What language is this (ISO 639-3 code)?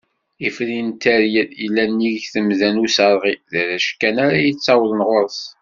kab